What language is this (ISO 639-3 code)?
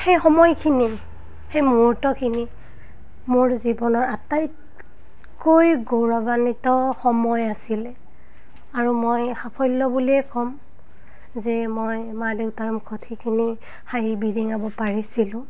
asm